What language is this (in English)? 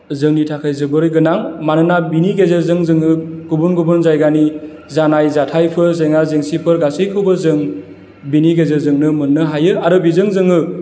Bodo